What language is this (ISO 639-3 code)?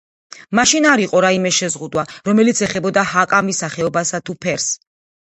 kat